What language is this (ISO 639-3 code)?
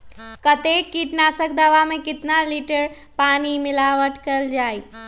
mag